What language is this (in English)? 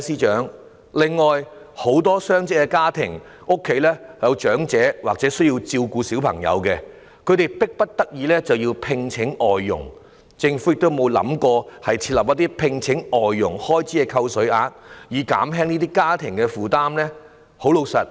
Cantonese